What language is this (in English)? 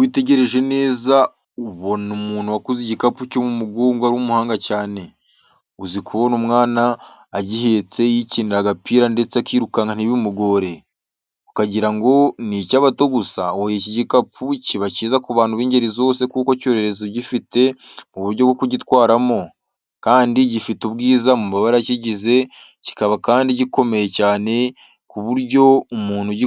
Kinyarwanda